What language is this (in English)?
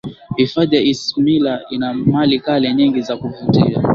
Swahili